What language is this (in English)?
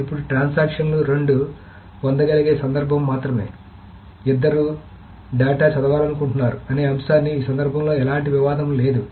Telugu